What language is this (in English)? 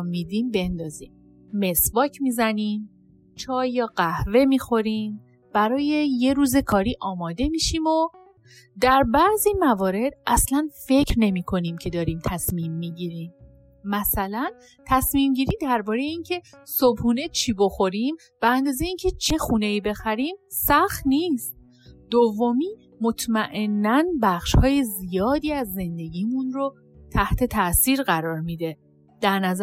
Persian